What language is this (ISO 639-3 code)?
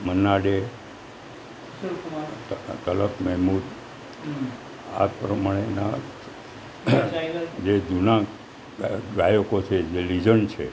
guj